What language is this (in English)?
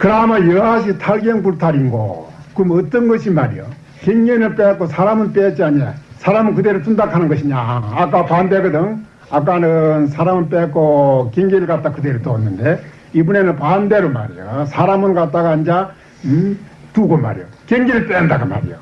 Korean